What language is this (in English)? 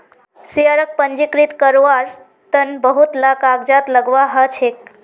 Magahi